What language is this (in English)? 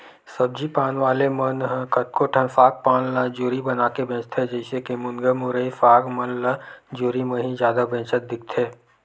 Chhattisgarhi